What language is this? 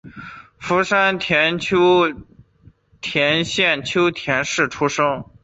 Chinese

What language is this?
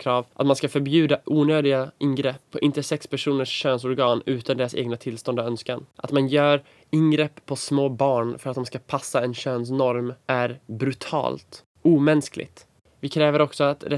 Swedish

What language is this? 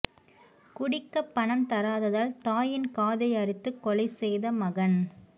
Tamil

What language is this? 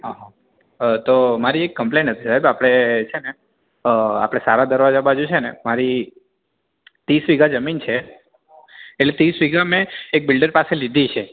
Gujarati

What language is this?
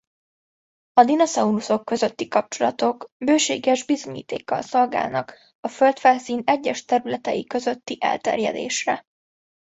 Hungarian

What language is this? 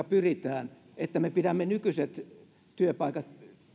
Finnish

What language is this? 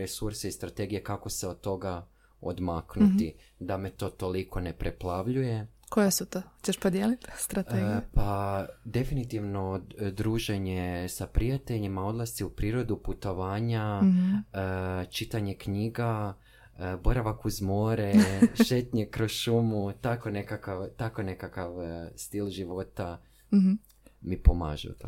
Croatian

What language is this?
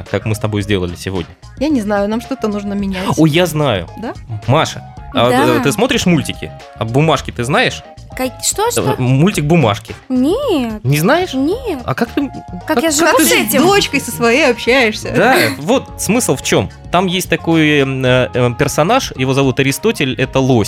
Russian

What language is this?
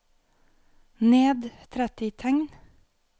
Norwegian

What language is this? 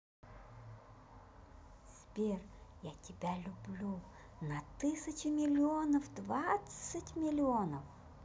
Russian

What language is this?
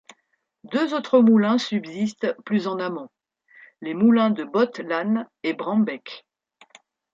French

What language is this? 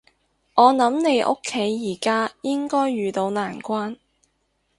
Cantonese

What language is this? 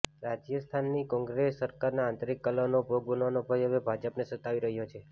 Gujarati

